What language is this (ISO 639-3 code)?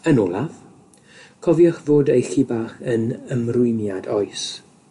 cym